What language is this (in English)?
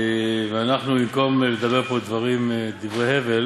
Hebrew